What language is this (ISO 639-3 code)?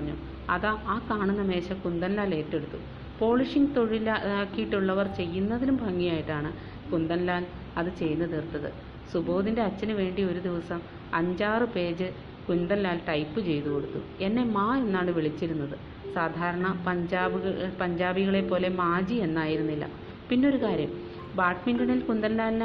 mal